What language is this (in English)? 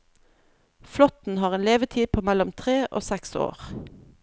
Norwegian